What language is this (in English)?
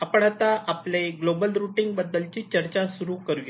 Marathi